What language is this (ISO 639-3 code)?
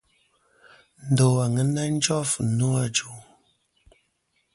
bkm